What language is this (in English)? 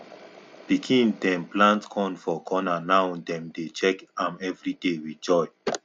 Nigerian Pidgin